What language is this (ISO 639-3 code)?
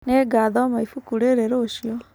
kik